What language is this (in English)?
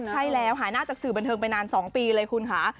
Thai